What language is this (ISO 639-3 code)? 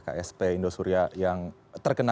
ind